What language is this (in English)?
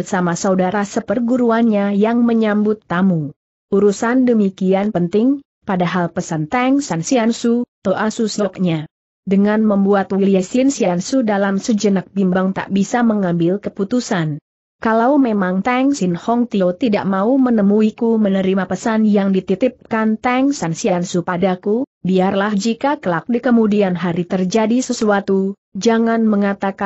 Indonesian